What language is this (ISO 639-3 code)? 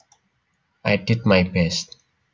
jav